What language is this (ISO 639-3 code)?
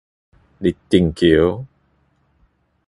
nan